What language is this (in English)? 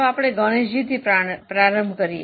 Gujarati